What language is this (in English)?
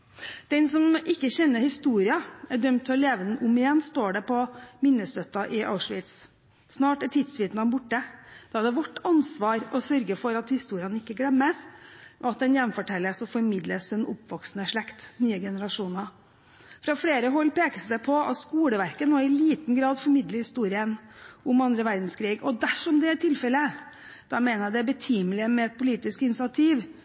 Norwegian Bokmål